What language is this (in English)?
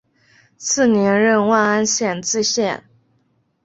Chinese